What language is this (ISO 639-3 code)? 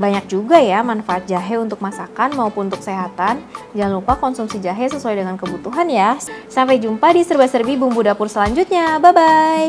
ind